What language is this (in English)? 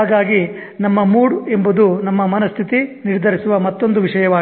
Kannada